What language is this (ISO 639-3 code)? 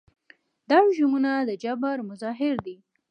pus